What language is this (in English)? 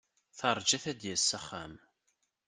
Kabyle